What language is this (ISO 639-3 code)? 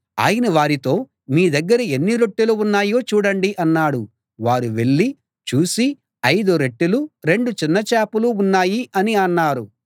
tel